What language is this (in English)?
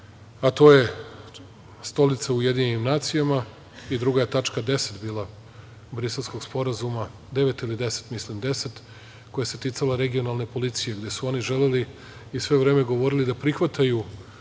Serbian